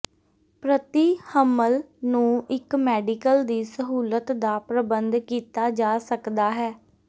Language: Punjabi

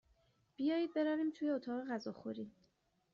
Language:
Persian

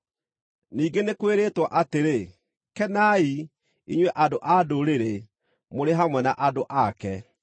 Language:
Kikuyu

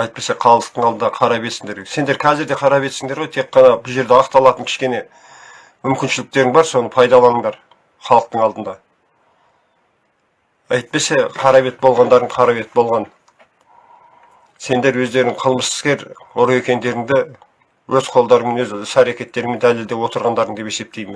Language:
Turkish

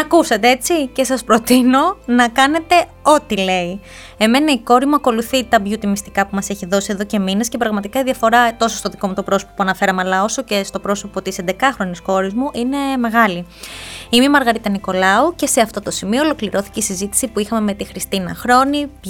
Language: Greek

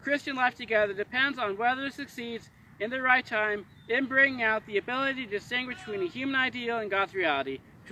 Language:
English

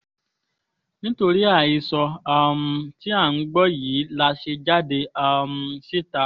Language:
Yoruba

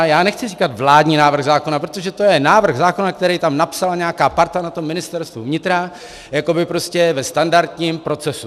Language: Czech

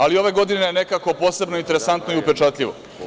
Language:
Serbian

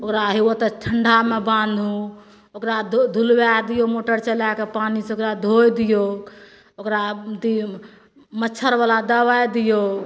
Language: Maithili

